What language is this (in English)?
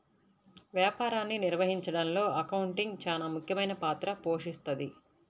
Telugu